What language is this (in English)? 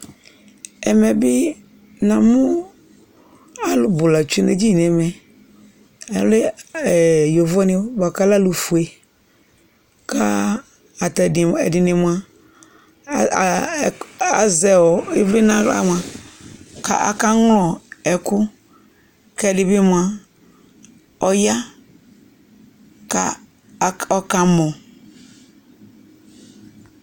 Ikposo